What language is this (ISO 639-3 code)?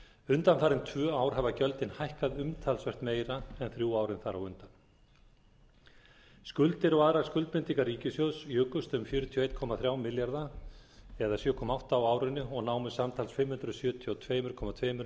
isl